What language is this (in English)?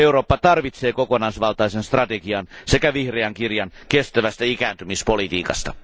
Finnish